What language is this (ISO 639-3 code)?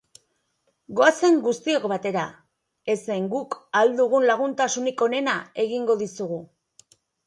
eus